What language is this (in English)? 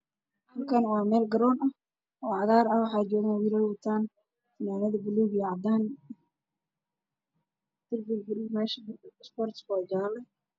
Somali